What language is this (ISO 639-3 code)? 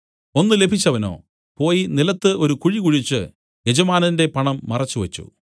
mal